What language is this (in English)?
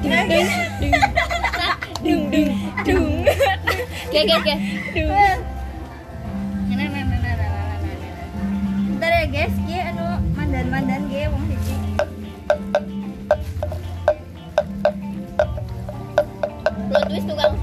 Indonesian